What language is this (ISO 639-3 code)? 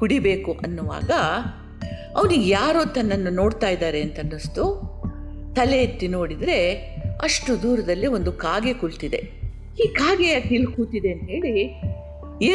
kan